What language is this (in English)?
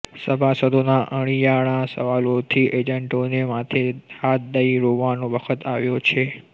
Gujarati